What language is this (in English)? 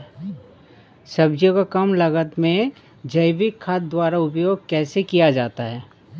Hindi